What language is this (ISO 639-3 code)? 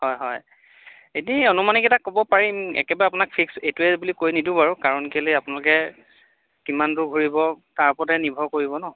asm